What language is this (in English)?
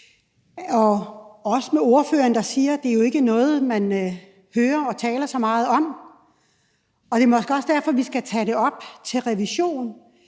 Danish